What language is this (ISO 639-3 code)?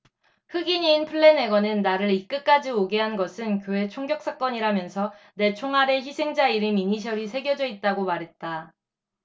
kor